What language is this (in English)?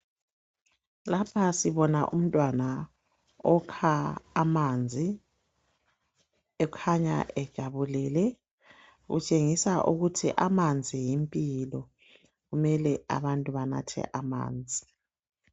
North Ndebele